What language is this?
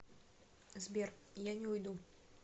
Russian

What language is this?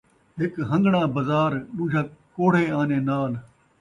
Saraiki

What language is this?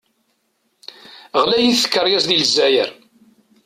Kabyle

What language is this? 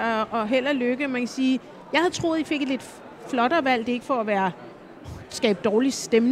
Danish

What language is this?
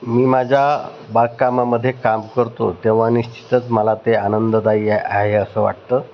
Marathi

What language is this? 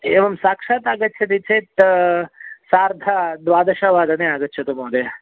Sanskrit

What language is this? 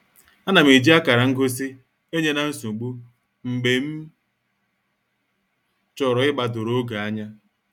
Igbo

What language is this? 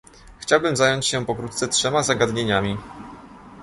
Polish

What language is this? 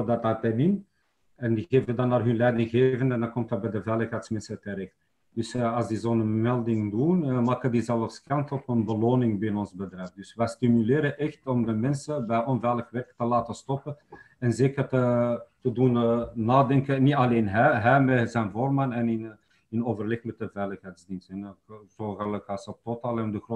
Dutch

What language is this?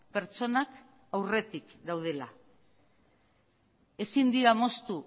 Basque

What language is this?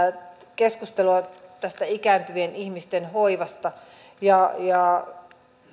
Finnish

